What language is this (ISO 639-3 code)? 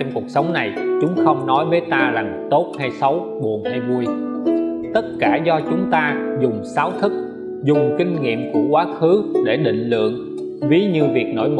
vie